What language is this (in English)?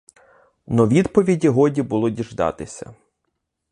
Ukrainian